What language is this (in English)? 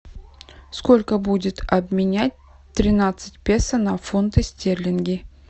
Russian